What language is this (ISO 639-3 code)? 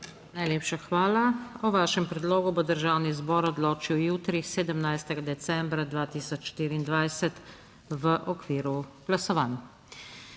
slv